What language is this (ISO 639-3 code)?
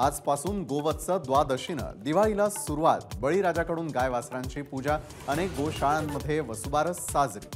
hin